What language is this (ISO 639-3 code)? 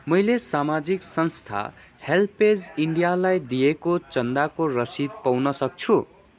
nep